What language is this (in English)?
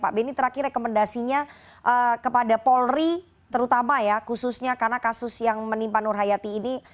Indonesian